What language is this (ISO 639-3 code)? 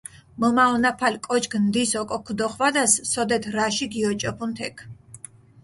xmf